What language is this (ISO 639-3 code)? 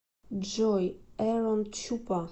rus